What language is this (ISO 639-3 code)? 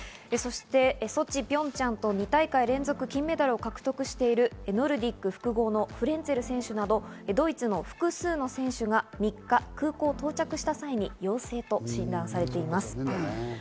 jpn